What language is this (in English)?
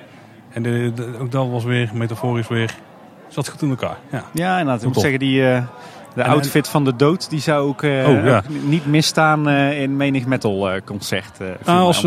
Dutch